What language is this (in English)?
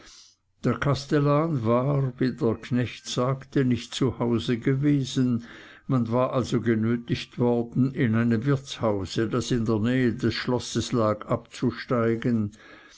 German